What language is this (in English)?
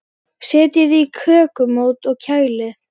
Icelandic